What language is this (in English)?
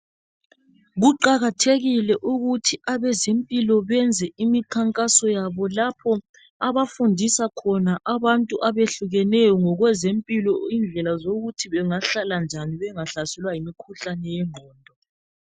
North Ndebele